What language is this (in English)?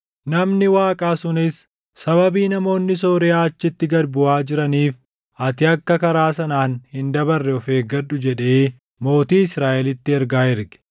Oromo